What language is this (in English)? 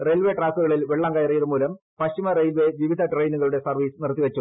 Malayalam